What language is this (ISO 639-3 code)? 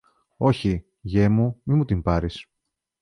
ell